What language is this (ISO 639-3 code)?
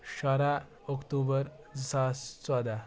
kas